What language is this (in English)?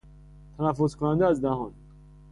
Persian